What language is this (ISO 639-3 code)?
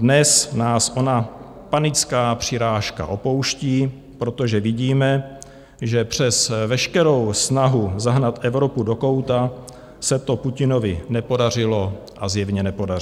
ces